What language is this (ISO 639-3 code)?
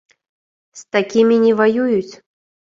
bel